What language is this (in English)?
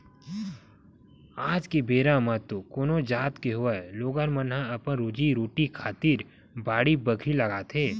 Chhattisgarhi